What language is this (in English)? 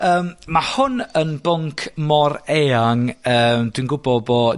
Welsh